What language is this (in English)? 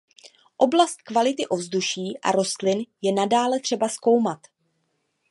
Czech